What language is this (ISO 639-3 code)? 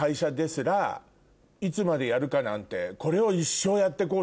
jpn